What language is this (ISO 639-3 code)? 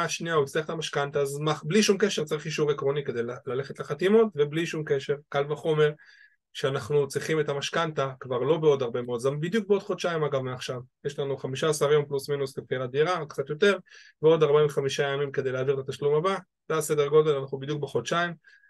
heb